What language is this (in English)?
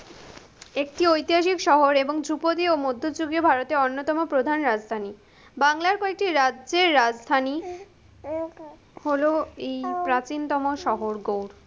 Bangla